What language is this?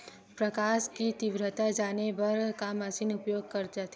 Chhattisgarhi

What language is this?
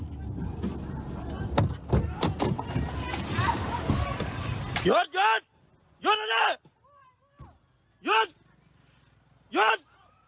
Thai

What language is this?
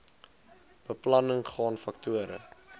Afrikaans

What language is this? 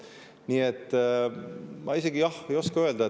Estonian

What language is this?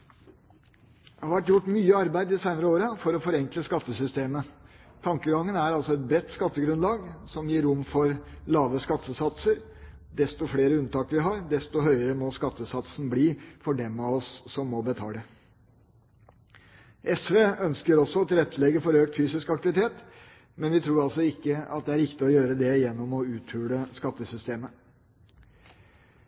Norwegian Bokmål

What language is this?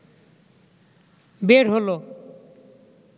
Bangla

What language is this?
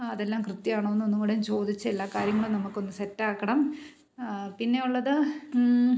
Malayalam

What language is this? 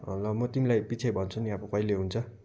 Nepali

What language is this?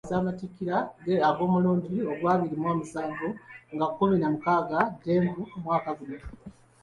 Ganda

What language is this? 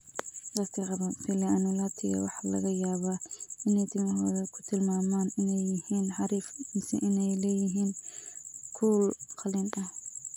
Somali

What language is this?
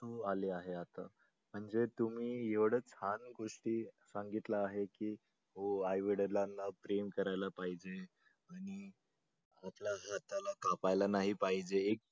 Marathi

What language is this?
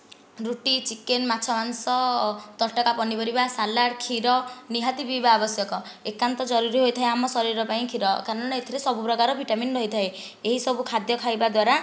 Odia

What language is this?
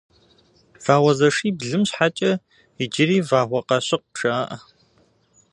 Kabardian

